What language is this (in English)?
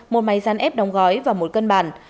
Vietnamese